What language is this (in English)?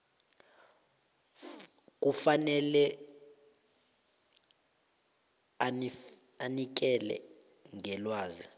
South Ndebele